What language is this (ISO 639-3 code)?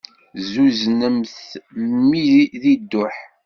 kab